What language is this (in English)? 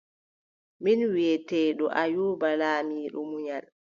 Adamawa Fulfulde